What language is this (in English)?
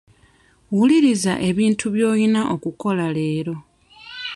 Ganda